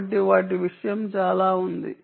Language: Telugu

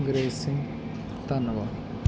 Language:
Punjabi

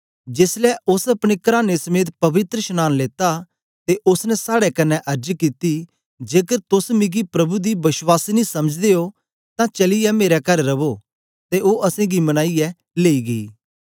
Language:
Dogri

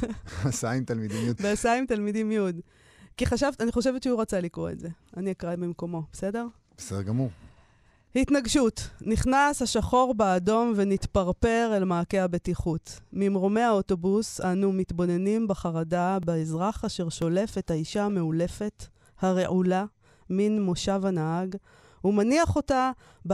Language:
Hebrew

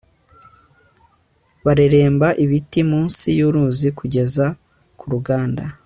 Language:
Kinyarwanda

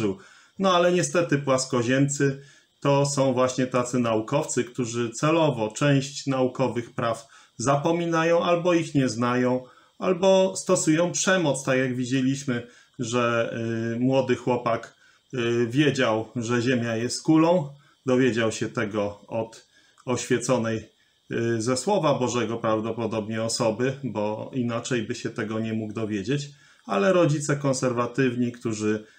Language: Polish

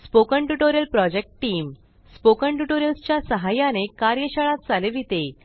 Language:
Marathi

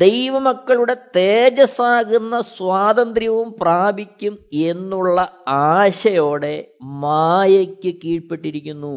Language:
Malayalam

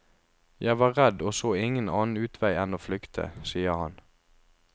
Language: Norwegian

